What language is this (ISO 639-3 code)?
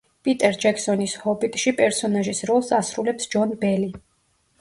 kat